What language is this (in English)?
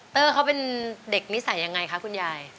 Thai